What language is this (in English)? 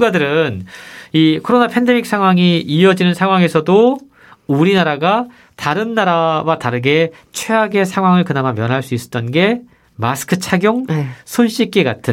Korean